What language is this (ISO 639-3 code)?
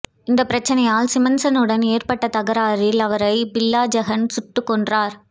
tam